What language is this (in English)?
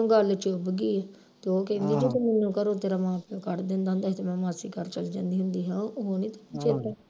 Punjabi